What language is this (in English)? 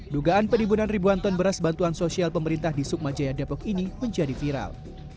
Indonesian